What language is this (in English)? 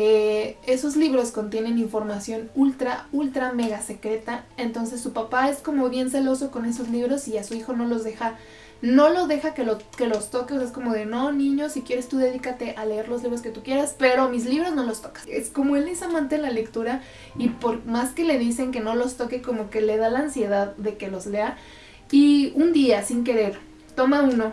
Spanish